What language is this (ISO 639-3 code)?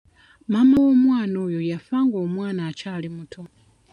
lug